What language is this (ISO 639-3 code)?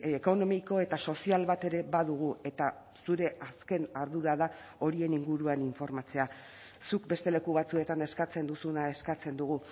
eus